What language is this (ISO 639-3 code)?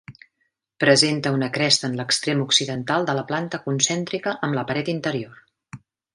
cat